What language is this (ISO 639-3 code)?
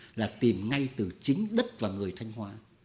vie